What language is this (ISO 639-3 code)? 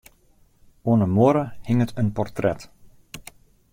fry